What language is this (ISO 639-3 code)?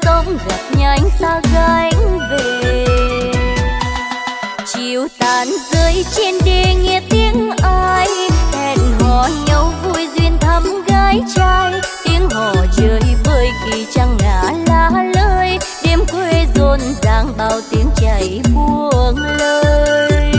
vie